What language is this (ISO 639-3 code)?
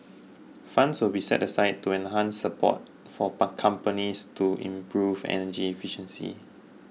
eng